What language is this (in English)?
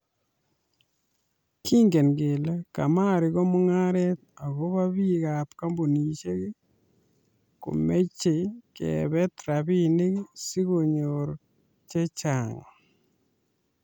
Kalenjin